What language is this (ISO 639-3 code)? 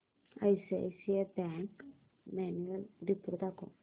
mar